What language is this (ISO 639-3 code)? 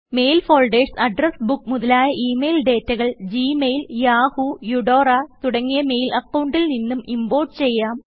mal